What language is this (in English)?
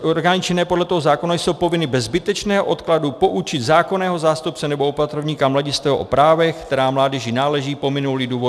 Czech